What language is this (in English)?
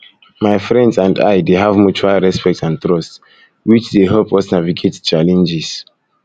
Nigerian Pidgin